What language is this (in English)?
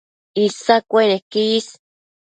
Matsés